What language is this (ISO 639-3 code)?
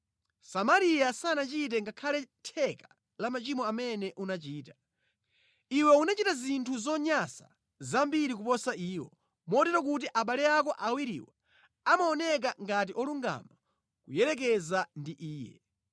nya